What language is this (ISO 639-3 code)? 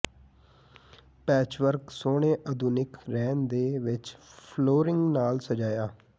pan